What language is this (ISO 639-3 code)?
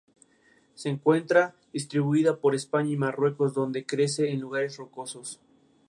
spa